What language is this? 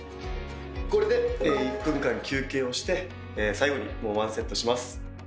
Japanese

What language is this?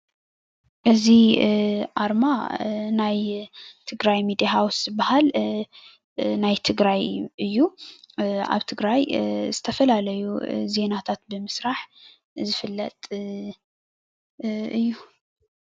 Tigrinya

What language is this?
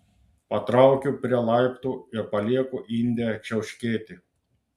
Lithuanian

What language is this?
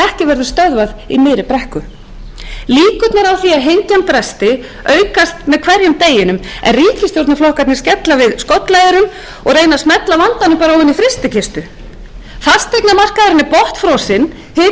Icelandic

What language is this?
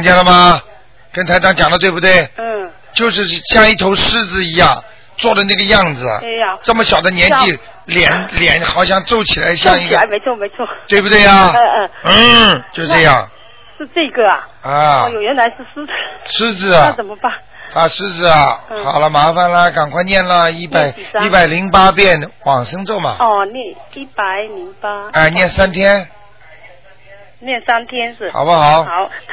Chinese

